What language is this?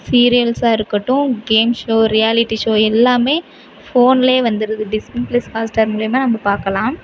Tamil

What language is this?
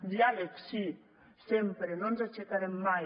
Catalan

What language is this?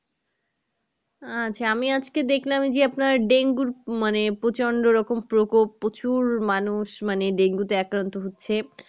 Bangla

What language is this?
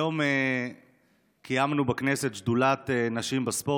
Hebrew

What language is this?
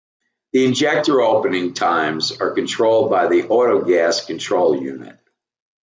English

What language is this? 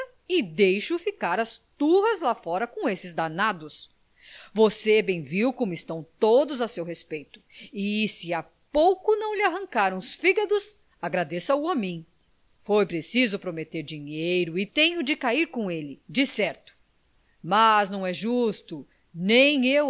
Portuguese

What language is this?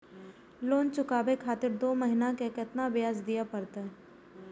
Maithili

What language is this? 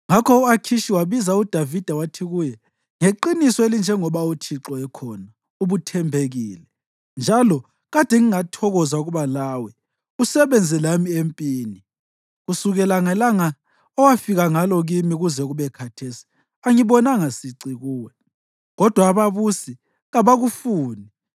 North Ndebele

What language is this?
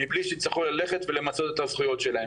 Hebrew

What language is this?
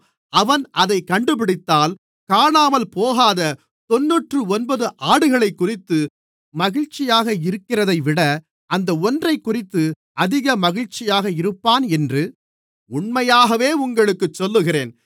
Tamil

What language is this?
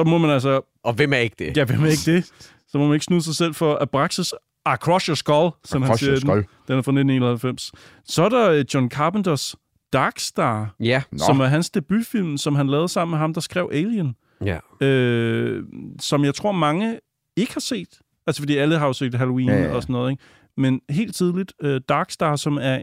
Danish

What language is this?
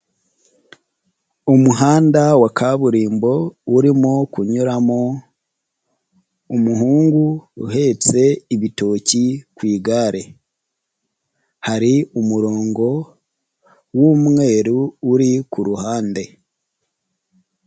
Kinyarwanda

